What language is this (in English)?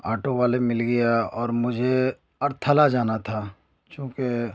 Urdu